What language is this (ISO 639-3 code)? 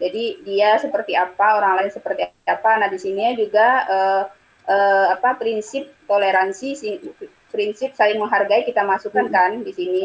ind